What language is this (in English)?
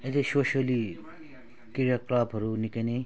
Nepali